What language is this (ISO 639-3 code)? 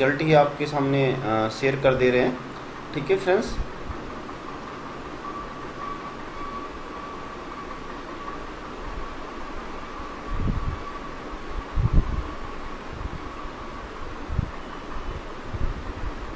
hin